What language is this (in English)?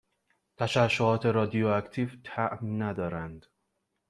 Persian